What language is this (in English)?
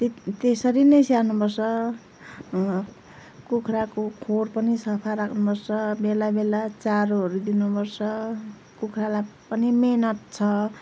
Nepali